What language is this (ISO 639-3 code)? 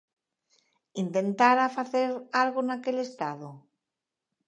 glg